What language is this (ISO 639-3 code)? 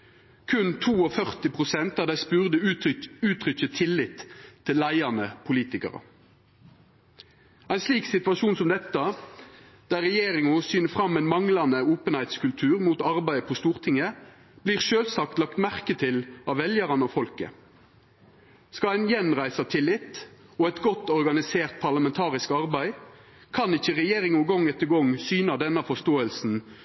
nno